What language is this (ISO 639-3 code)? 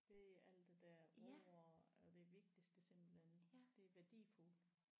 dan